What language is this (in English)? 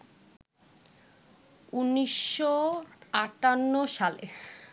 Bangla